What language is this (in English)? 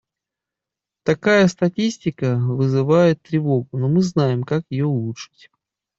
Russian